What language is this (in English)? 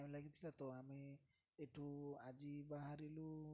Odia